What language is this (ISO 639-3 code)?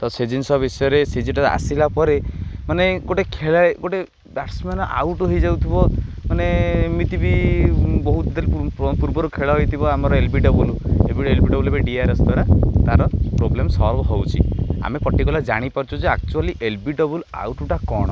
ori